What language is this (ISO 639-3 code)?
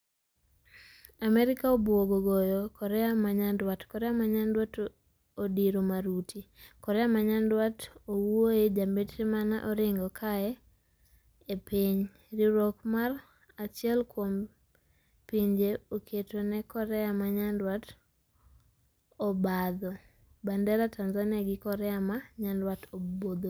luo